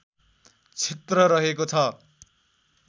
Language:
Nepali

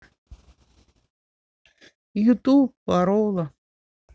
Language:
Russian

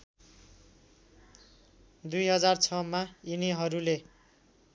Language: Nepali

